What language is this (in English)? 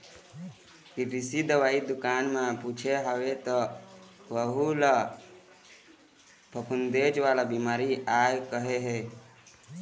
Chhattisgarhi